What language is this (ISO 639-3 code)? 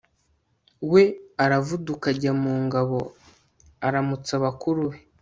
kin